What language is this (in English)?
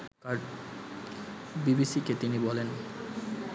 Bangla